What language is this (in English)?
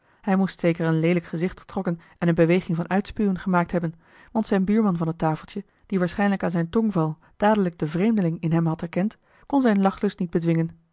Dutch